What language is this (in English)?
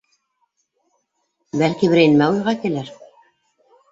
Bashkir